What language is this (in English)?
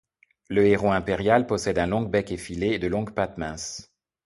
French